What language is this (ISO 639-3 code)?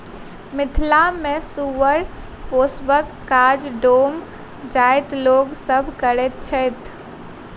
mai